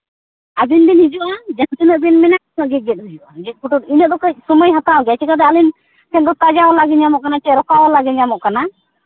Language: Santali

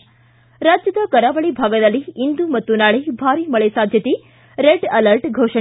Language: Kannada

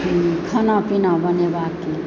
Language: Maithili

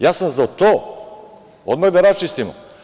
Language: Serbian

